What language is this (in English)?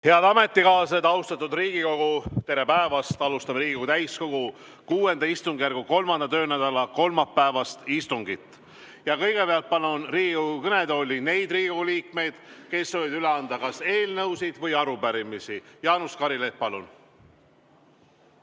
Estonian